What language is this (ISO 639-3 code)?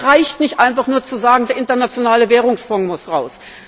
deu